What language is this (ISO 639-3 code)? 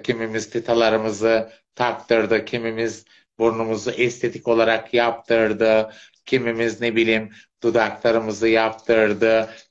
tur